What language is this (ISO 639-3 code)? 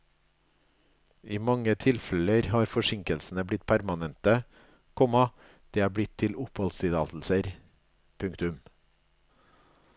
nor